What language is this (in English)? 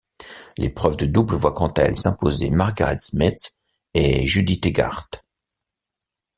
French